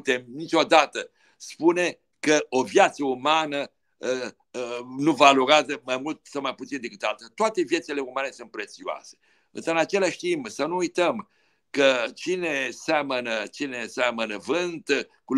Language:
Romanian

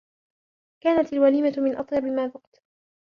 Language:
Arabic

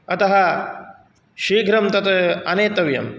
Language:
Sanskrit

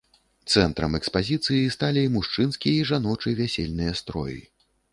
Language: Belarusian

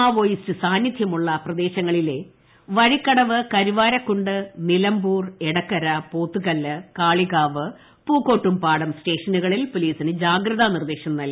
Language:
Malayalam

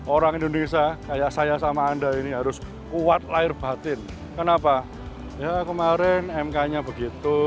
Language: Indonesian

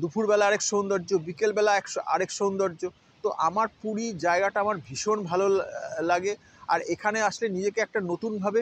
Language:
Bangla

